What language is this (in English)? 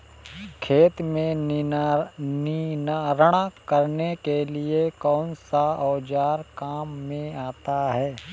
Hindi